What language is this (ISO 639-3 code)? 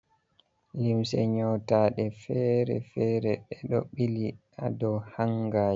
ful